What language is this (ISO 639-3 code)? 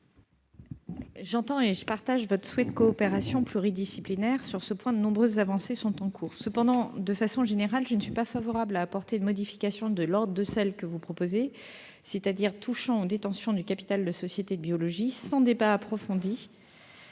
fra